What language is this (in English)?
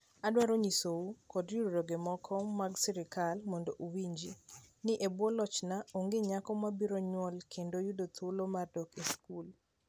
Luo (Kenya and Tanzania)